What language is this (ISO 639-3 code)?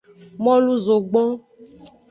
ajg